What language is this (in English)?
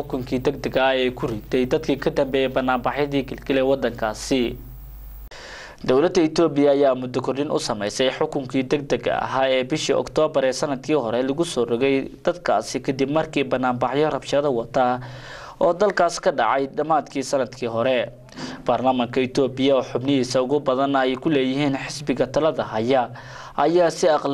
Arabic